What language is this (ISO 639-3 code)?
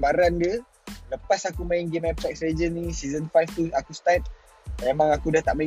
msa